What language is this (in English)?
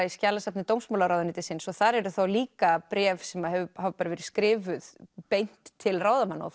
Icelandic